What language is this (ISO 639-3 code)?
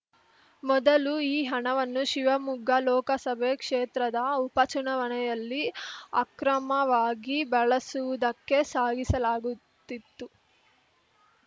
kan